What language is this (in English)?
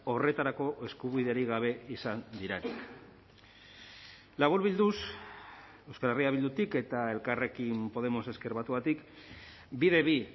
Basque